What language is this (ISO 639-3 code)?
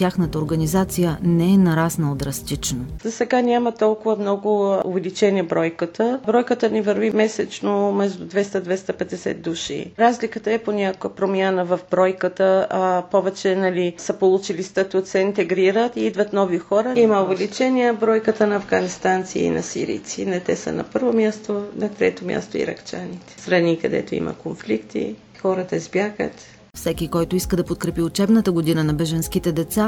bul